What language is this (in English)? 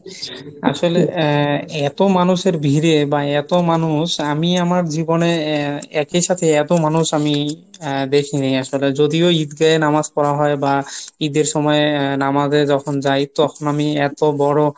Bangla